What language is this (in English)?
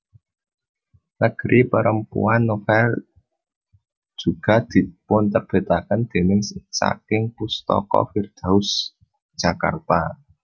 Javanese